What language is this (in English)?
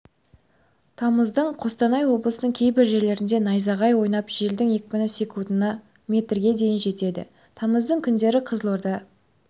Kazakh